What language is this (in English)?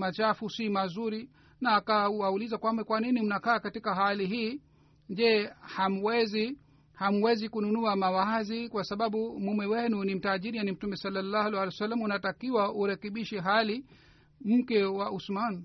Swahili